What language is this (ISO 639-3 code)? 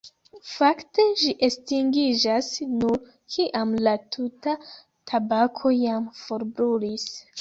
epo